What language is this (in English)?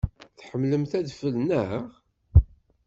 Kabyle